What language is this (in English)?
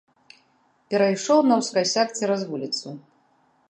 Belarusian